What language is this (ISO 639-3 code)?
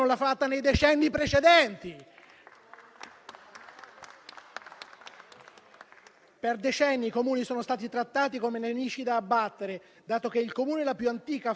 ita